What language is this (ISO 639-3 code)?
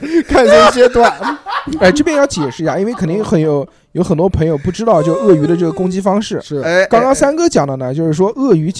zho